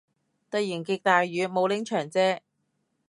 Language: Cantonese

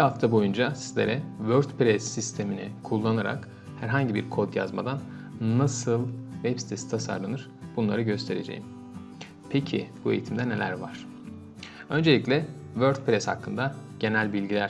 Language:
Turkish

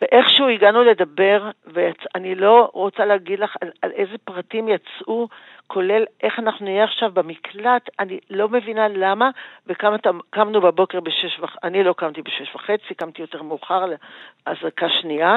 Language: Hebrew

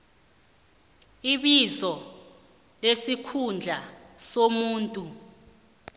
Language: South Ndebele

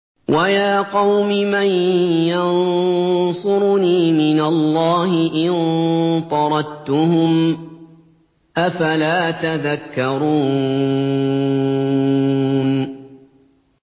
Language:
Arabic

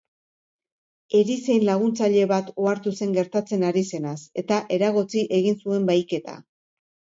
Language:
Basque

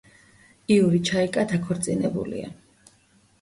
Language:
Georgian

